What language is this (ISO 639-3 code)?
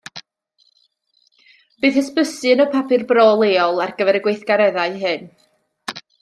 cym